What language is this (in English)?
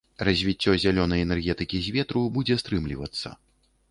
Belarusian